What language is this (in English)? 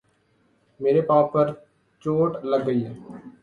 Urdu